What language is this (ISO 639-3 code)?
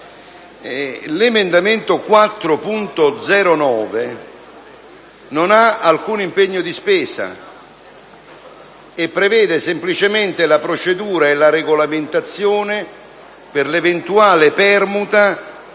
ita